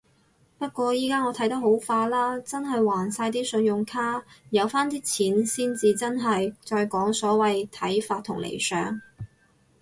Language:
Cantonese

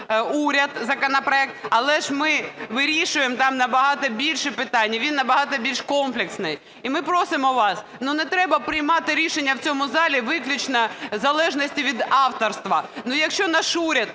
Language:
Ukrainian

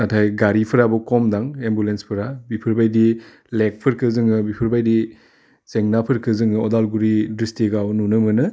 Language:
Bodo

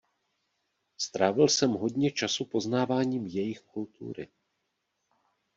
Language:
Czech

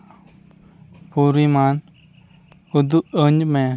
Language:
Santali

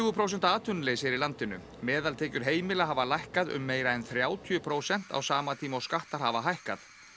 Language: Icelandic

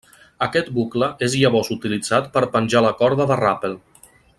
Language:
Catalan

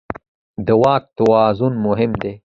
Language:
Pashto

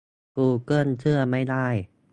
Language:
Thai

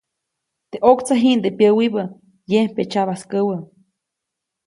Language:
Copainalá Zoque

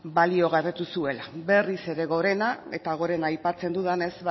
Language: Basque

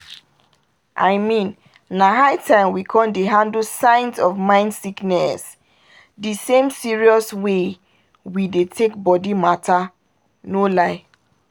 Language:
Nigerian Pidgin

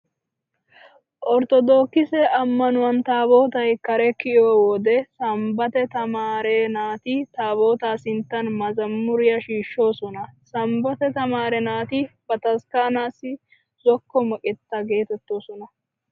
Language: Wolaytta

